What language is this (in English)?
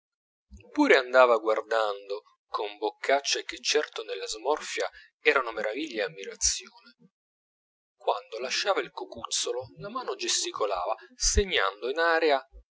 Italian